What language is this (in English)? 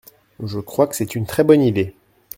French